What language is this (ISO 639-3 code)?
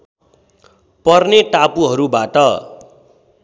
nep